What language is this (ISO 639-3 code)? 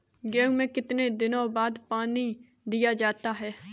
hin